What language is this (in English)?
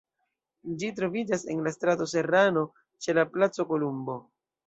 Esperanto